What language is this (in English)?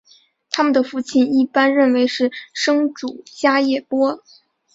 Chinese